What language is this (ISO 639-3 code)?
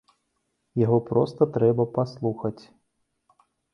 bel